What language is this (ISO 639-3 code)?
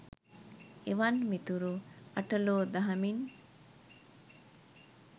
sin